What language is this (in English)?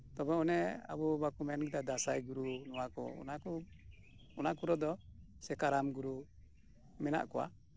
Santali